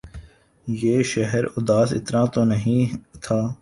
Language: Urdu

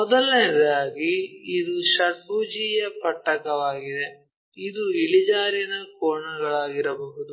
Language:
Kannada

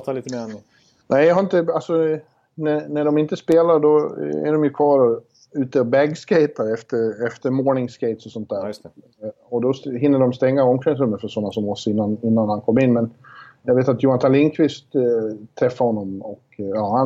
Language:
Swedish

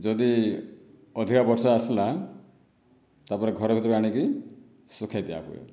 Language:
Odia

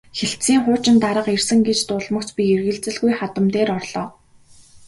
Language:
Mongolian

